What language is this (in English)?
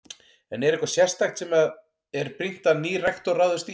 Icelandic